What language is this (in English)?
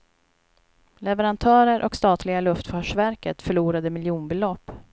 Swedish